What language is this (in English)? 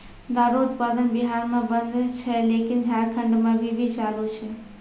Maithili